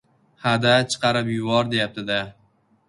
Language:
Uzbek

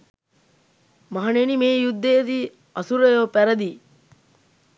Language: Sinhala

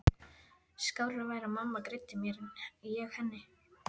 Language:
Icelandic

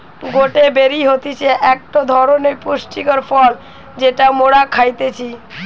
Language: Bangla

